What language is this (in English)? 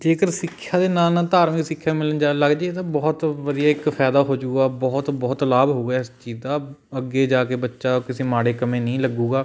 Punjabi